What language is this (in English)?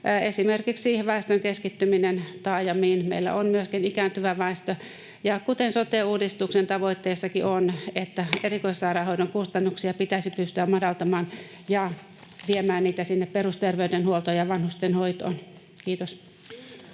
Finnish